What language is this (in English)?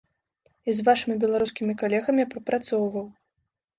Belarusian